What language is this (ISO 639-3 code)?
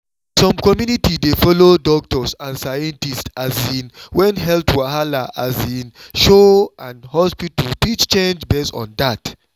pcm